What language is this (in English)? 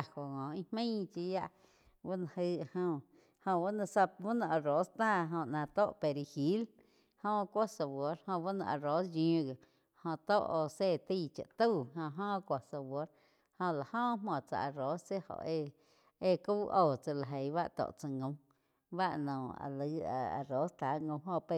Quiotepec Chinantec